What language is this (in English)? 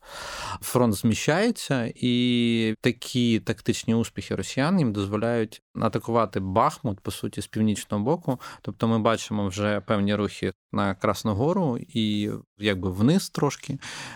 Ukrainian